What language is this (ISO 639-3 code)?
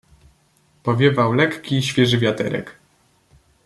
pol